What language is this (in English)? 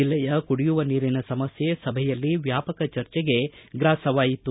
Kannada